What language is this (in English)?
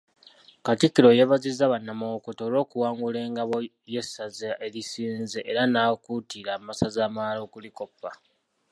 Ganda